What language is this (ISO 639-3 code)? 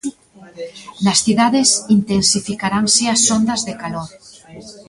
glg